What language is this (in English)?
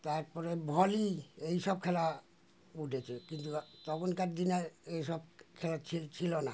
Bangla